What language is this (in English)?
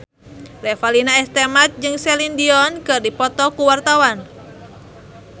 Sundanese